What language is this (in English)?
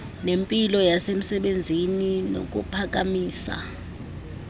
Xhosa